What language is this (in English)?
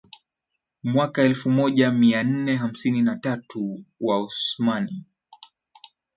Swahili